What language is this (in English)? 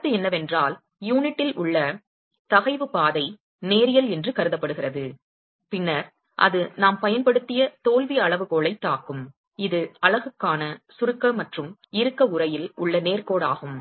Tamil